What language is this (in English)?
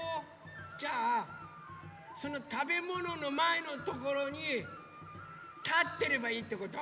Japanese